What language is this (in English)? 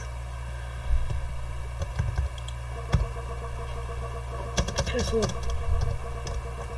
Polish